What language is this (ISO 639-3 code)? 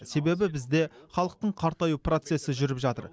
kaz